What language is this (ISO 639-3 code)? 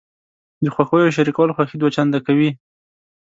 pus